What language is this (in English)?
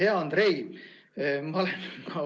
Estonian